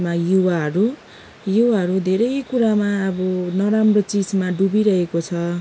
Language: Nepali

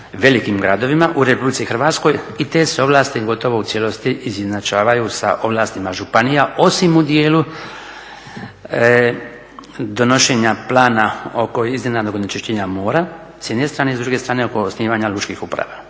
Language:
Croatian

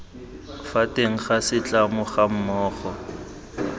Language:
Tswana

